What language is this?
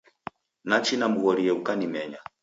Taita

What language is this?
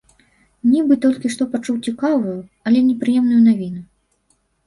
Belarusian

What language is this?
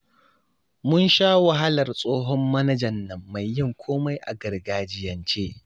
Hausa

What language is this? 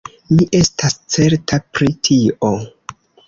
Esperanto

